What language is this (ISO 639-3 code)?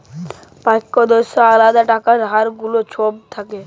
ben